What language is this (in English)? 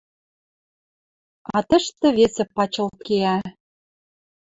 Western Mari